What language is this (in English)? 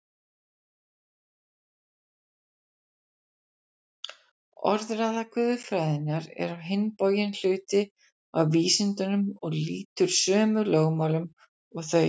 Icelandic